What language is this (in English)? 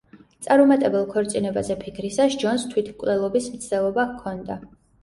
Georgian